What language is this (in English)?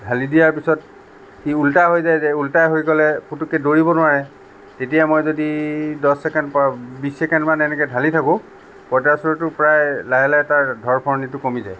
Assamese